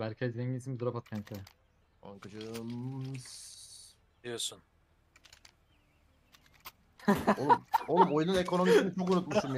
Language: Turkish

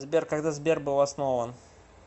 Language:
Russian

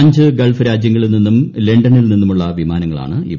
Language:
Malayalam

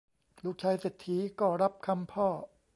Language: Thai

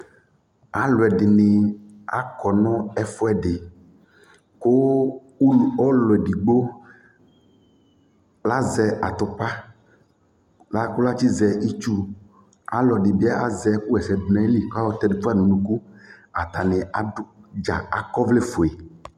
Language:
Ikposo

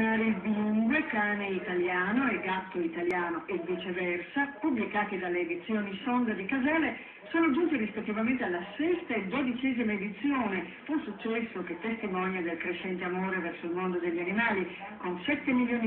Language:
Italian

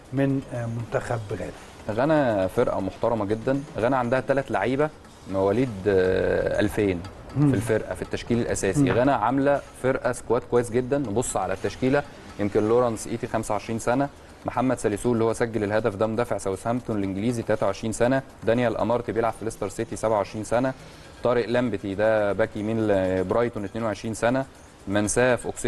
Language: Arabic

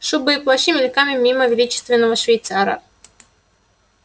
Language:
Russian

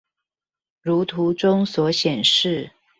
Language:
Chinese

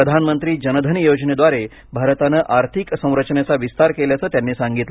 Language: Marathi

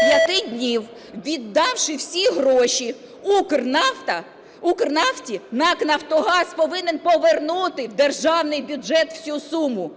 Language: Ukrainian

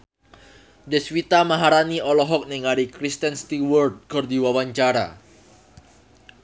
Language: Sundanese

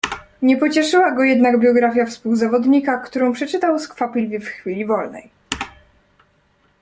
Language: Polish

